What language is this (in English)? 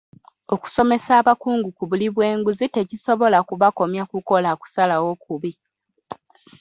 Ganda